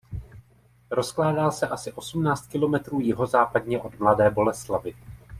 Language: Czech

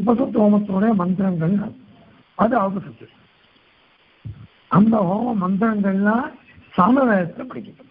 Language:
Turkish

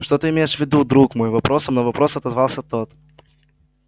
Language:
Russian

